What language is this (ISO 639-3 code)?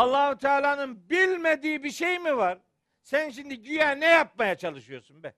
tur